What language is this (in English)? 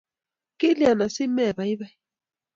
Kalenjin